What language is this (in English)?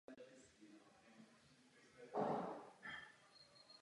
Czech